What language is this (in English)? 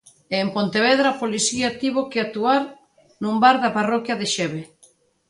Galician